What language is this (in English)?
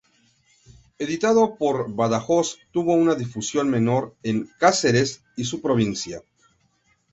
Spanish